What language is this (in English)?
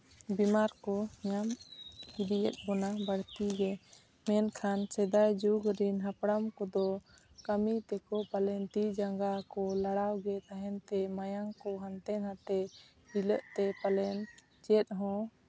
Santali